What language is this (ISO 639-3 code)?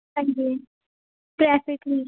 pan